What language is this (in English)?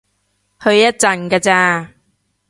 Cantonese